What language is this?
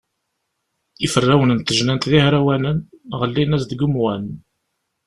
Kabyle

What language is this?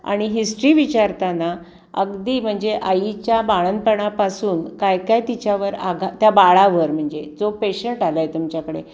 Marathi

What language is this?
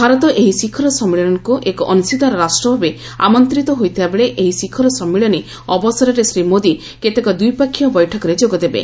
Odia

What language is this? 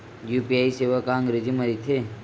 Chhattisgarhi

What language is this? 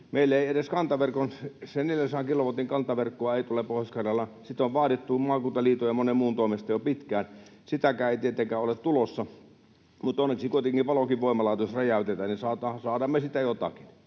Finnish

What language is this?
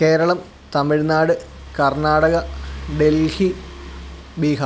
Malayalam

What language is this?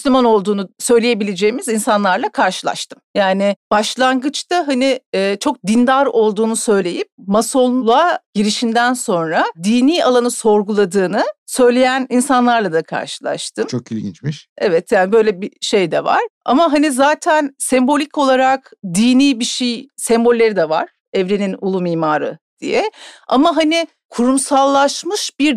Turkish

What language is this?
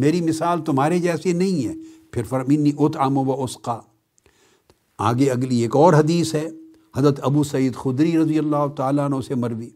Urdu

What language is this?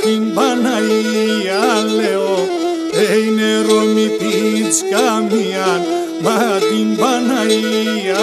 Romanian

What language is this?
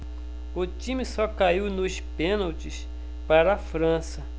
Portuguese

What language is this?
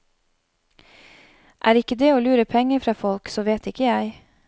Norwegian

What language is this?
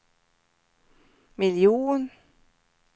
Swedish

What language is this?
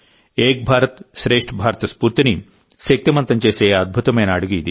Telugu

